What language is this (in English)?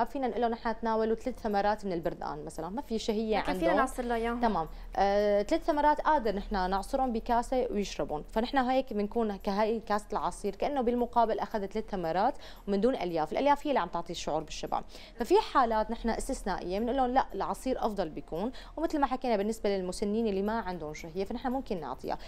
Arabic